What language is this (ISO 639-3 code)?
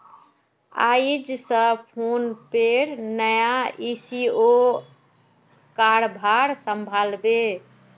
mag